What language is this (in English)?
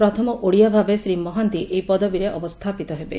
Odia